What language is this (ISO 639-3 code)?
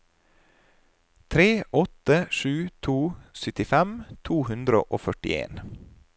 nor